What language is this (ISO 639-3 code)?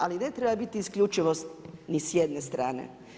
hrv